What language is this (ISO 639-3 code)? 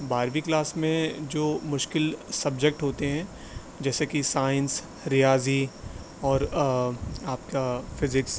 urd